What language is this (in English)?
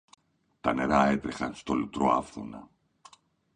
Greek